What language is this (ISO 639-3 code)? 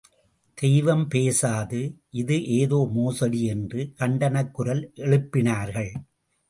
tam